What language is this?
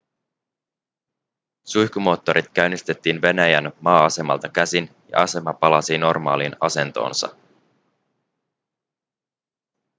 Finnish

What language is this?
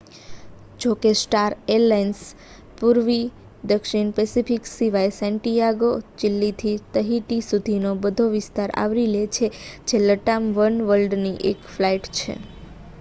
Gujarati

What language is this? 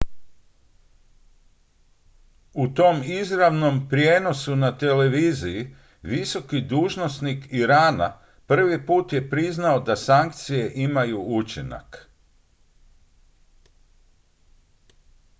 Croatian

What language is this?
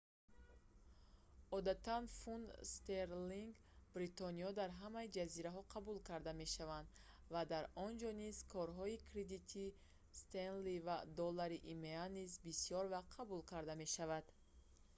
Tajik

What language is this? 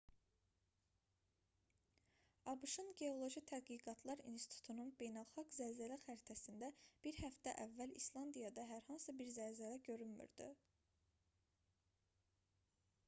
Azerbaijani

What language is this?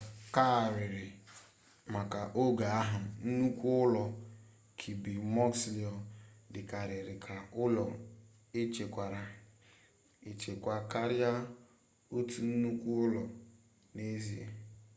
Igbo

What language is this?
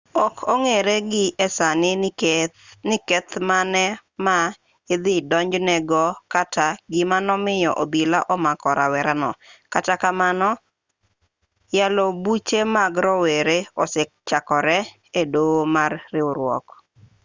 Luo (Kenya and Tanzania)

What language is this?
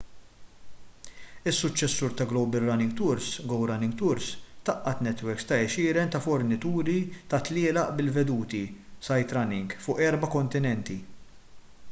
Maltese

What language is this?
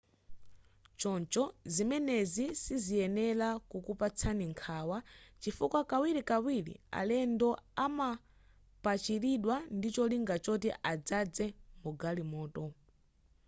Nyanja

